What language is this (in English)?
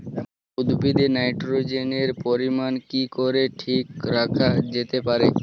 Bangla